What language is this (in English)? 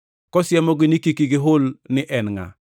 Luo (Kenya and Tanzania)